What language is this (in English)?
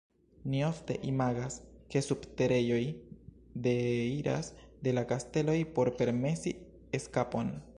Esperanto